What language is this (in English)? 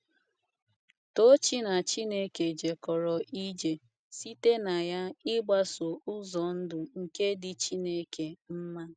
Igbo